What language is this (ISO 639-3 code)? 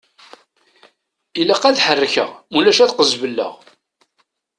kab